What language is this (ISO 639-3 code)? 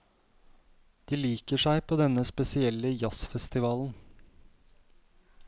nor